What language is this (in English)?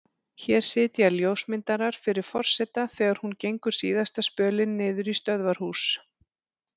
Icelandic